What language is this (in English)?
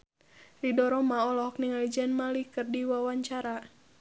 Sundanese